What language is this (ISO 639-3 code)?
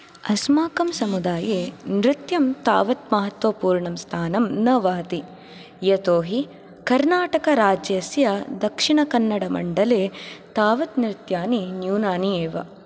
san